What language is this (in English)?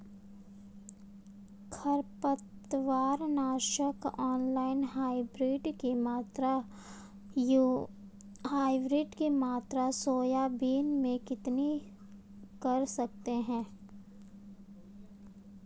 Hindi